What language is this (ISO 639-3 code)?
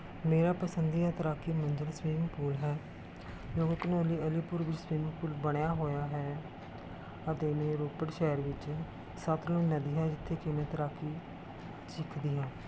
pan